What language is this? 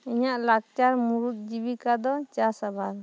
Santali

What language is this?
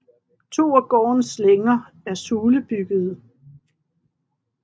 Danish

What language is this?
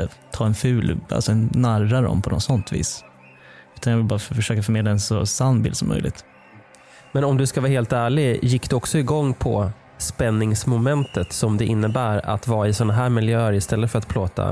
Swedish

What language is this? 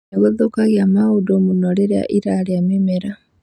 Kikuyu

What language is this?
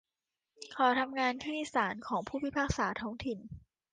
Thai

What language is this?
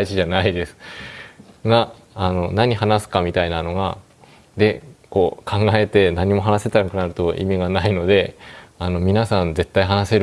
Japanese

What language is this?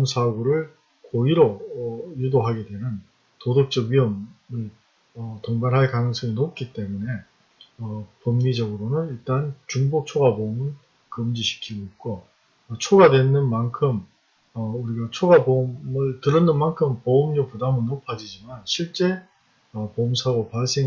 Korean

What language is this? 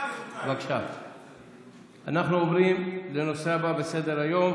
Hebrew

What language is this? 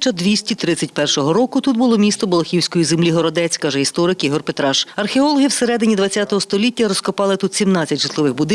Ukrainian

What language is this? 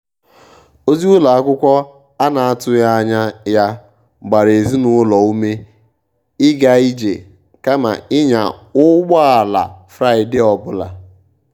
Igbo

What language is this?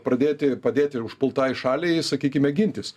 Lithuanian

